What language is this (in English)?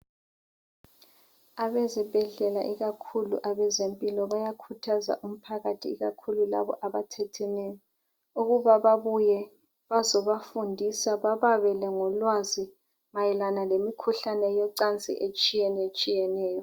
North Ndebele